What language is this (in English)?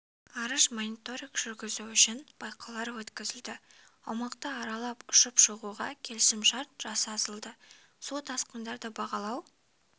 Kazakh